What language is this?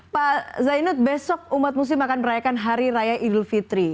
Indonesian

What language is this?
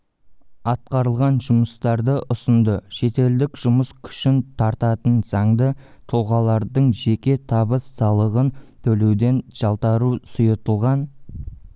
Kazakh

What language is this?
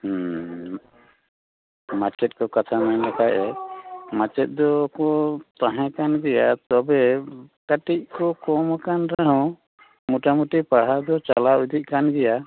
Santali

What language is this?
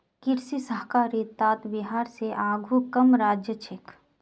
Magahi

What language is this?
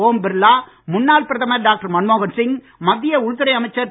Tamil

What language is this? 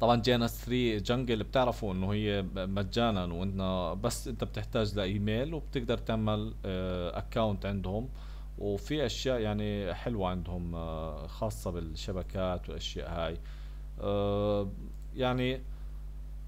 Arabic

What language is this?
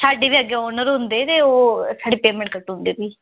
Dogri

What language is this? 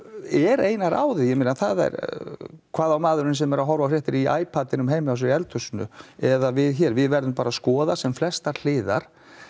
Icelandic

